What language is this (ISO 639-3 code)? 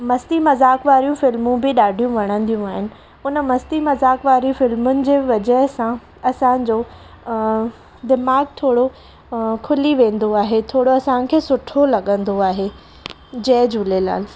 snd